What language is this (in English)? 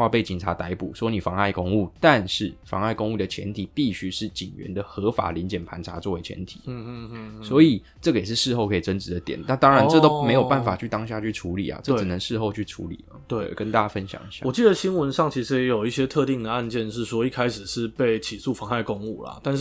Chinese